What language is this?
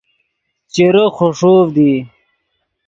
Yidgha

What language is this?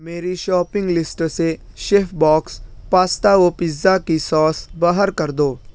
Urdu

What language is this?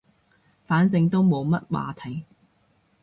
Cantonese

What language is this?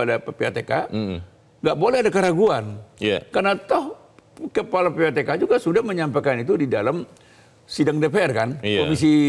Indonesian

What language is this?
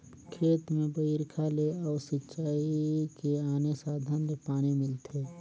Chhattisgarhi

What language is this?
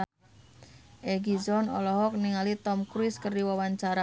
Sundanese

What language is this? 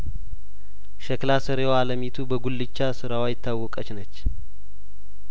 Amharic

